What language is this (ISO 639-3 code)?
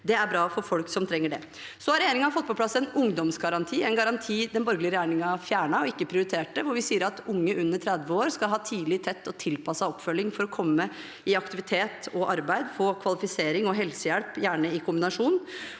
nor